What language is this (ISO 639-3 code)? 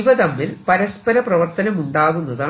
mal